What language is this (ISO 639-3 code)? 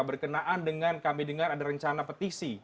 ind